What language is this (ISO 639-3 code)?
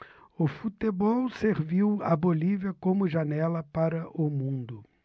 por